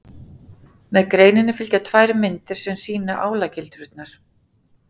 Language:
Icelandic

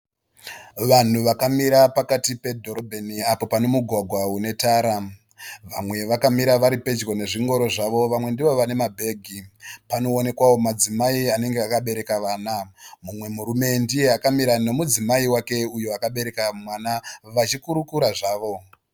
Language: Shona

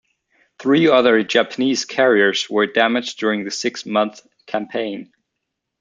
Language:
English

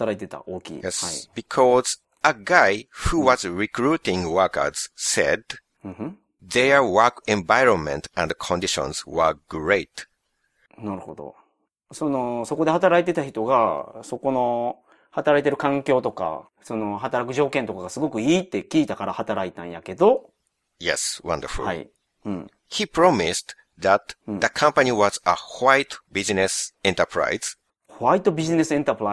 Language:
Japanese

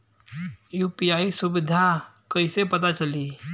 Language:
Bhojpuri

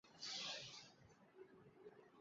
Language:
Chinese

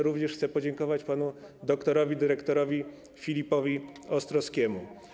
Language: Polish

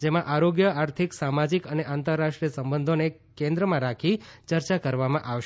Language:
Gujarati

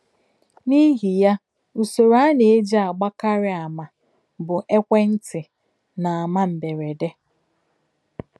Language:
Igbo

